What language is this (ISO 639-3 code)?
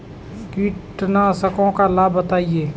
hin